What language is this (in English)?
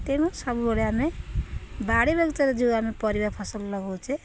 Odia